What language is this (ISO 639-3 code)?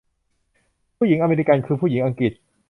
tha